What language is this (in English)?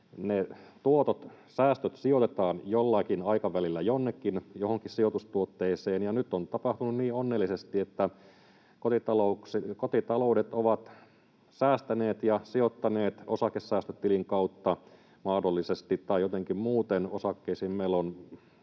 Finnish